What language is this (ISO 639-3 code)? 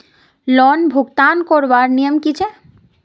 mag